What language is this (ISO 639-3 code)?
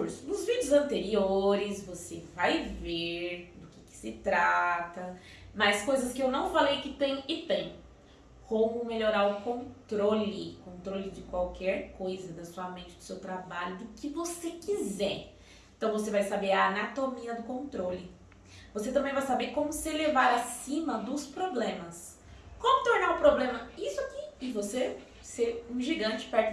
por